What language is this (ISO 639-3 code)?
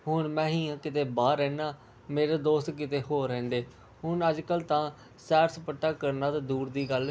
pan